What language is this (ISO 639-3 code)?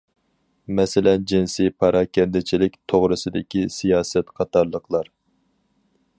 uig